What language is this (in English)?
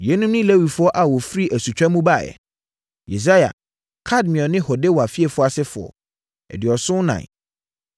Akan